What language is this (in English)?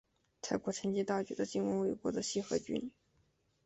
Chinese